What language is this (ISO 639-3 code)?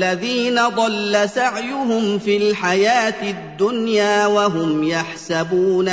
ara